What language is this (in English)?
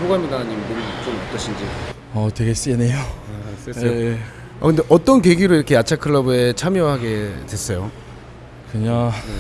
Korean